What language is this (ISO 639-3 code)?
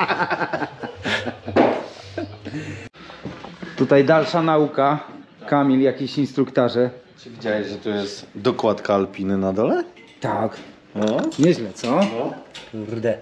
pol